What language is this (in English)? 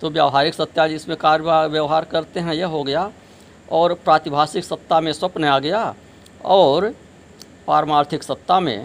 Hindi